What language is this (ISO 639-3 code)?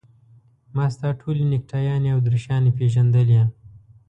pus